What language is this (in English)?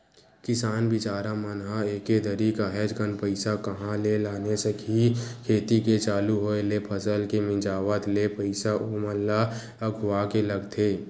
Chhattisgarhi